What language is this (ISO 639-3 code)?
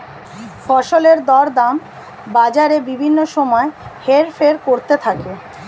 ben